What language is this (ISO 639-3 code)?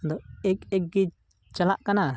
sat